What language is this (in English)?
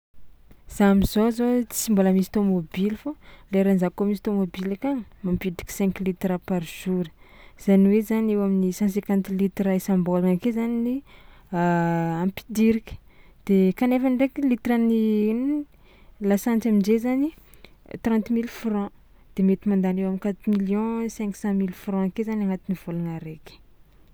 Tsimihety Malagasy